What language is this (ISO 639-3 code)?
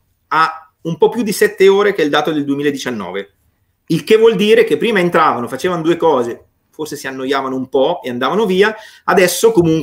ita